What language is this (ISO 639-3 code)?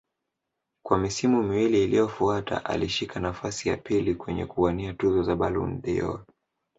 swa